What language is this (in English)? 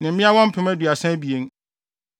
Akan